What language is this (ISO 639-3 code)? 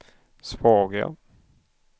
swe